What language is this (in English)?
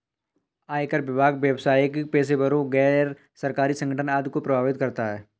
Hindi